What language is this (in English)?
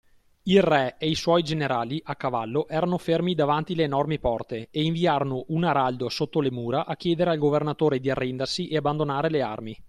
Italian